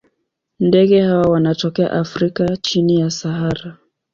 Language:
Swahili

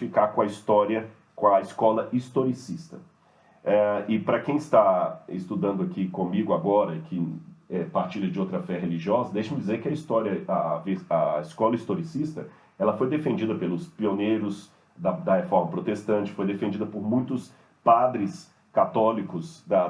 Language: Portuguese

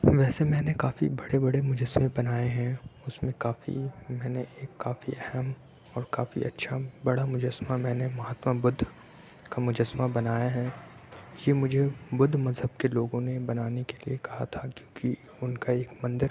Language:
Urdu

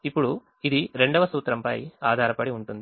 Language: Telugu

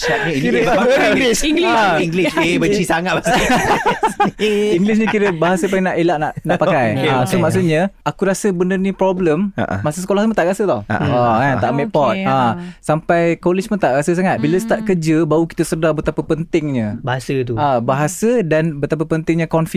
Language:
Malay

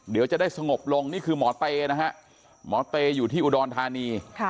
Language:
Thai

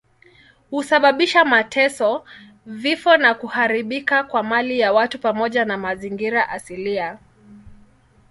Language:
Swahili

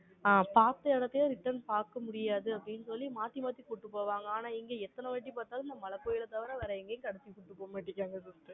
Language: Tamil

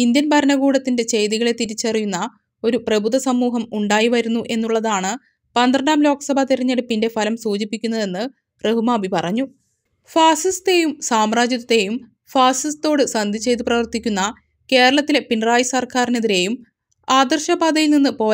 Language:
Arabic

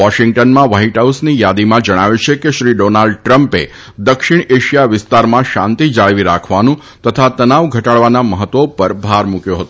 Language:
Gujarati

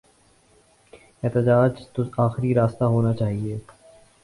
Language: Urdu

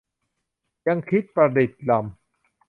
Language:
Thai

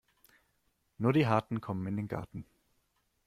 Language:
German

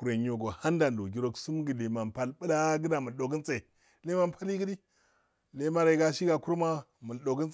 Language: Afade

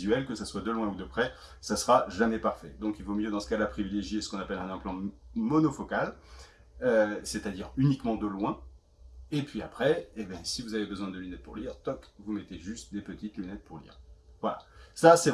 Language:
French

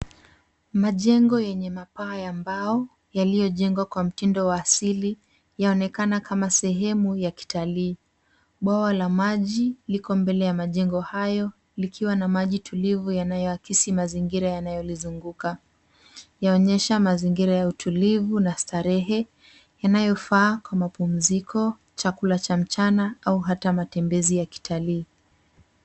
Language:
Swahili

